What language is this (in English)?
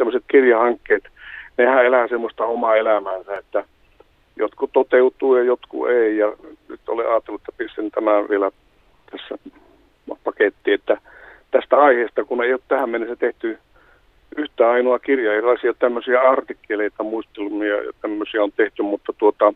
Finnish